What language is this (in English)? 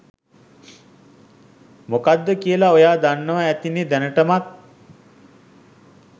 Sinhala